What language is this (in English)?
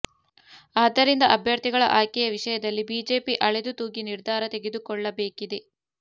Kannada